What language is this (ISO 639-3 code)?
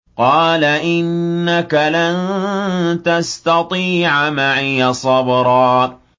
ara